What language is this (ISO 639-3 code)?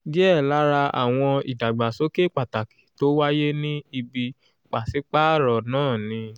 yor